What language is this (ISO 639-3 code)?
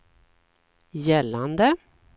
swe